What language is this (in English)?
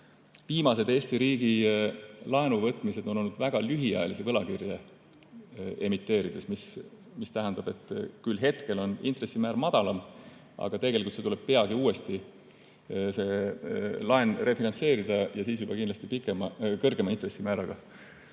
Estonian